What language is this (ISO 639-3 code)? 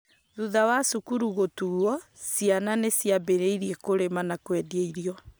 kik